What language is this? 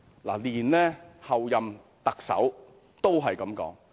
Cantonese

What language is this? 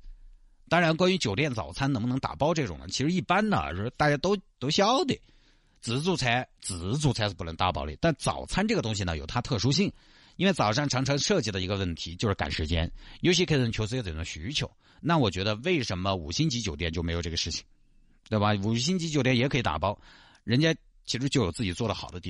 Chinese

